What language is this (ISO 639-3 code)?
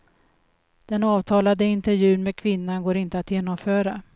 swe